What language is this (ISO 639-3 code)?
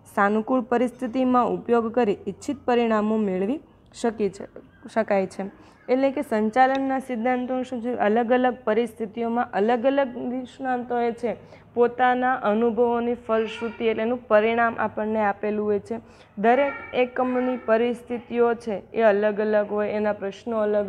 guj